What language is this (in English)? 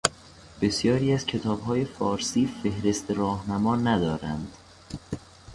Persian